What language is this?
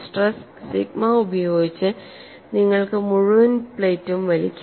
Malayalam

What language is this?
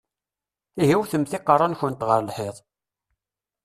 Kabyle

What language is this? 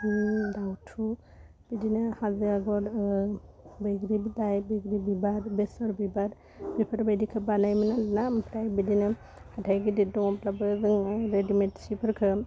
Bodo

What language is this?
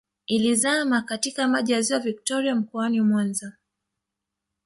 Swahili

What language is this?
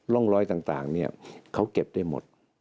Thai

